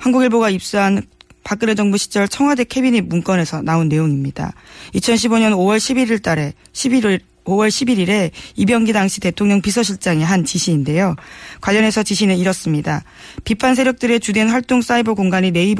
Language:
Korean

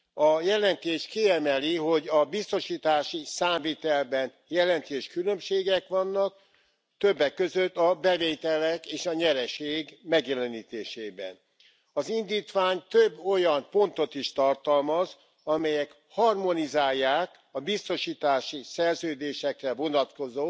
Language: Hungarian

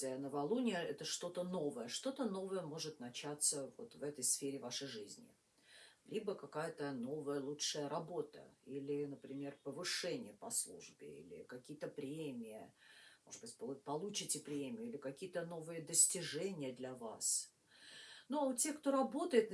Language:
Russian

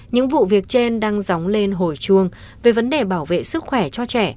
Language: Vietnamese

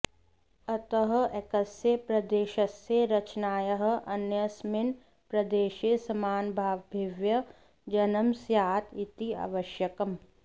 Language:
Sanskrit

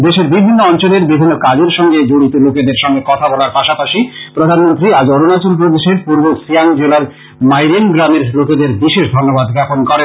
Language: Bangla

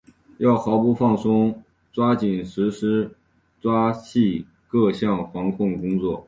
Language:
Chinese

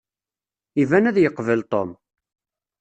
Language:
Kabyle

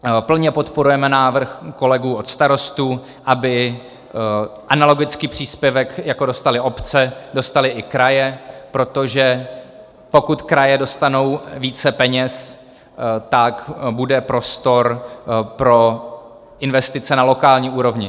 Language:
Czech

